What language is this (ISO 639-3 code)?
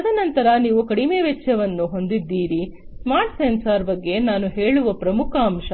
kan